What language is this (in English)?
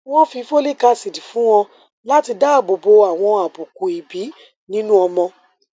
Yoruba